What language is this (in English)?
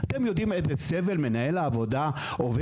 Hebrew